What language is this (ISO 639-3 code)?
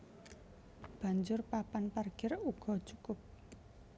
jav